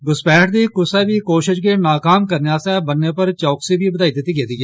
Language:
Dogri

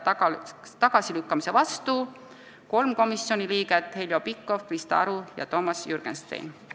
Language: Estonian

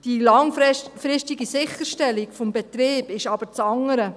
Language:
Swiss German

